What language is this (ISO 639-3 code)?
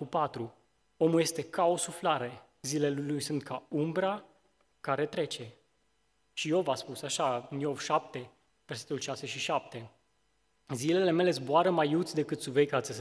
ron